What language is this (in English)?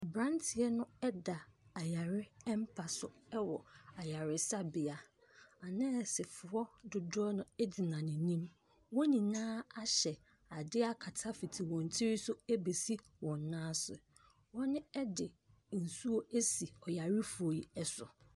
Akan